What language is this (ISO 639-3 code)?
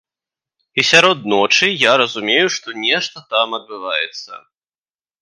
bel